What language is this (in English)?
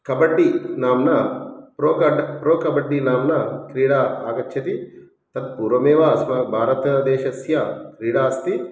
Sanskrit